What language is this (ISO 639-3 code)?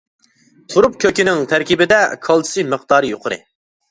uig